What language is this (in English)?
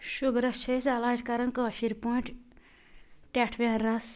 Kashmiri